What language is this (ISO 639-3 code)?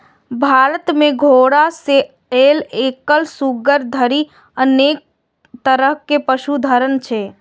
mai